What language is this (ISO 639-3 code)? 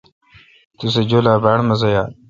xka